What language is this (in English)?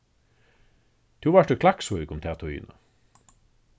Faroese